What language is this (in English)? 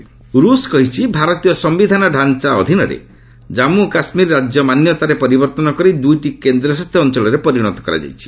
Odia